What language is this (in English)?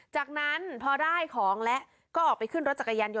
Thai